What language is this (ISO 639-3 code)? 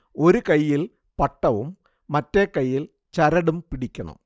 mal